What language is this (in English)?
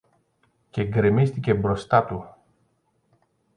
Greek